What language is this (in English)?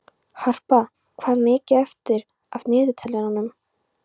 Icelandic